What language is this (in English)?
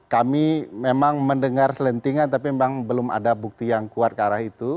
Indonesian